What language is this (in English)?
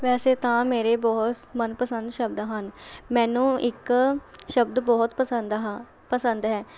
Punjabi